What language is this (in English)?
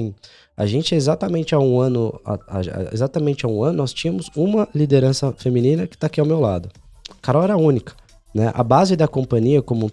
Portuguese